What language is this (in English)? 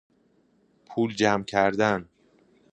Persian